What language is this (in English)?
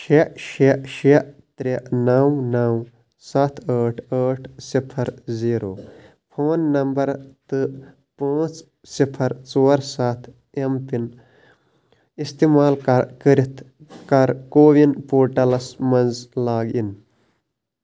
Kashmiri